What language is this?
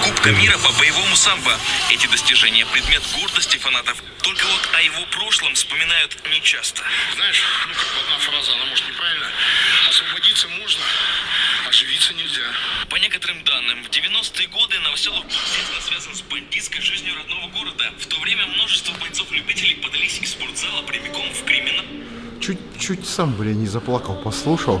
Russian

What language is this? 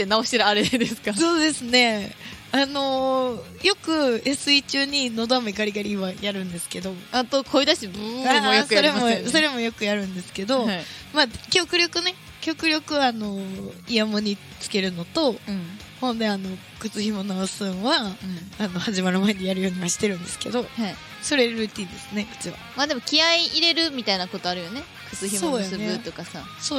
Japanese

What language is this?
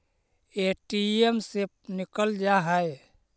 Magahi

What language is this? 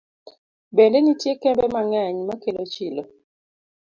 Luo (Kenya and Tanzania)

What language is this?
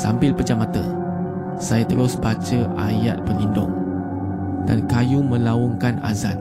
Malay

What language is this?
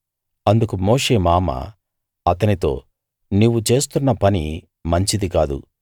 Telugu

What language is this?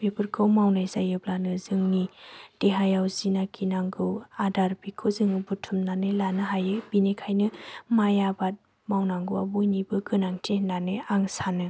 Bodo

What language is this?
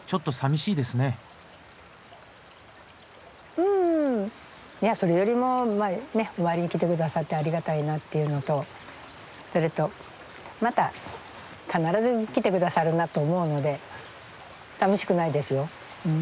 Japanese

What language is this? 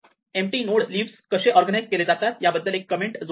Marathi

